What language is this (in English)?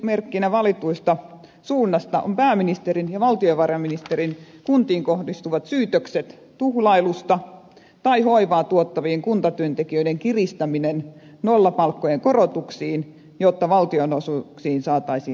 Finnish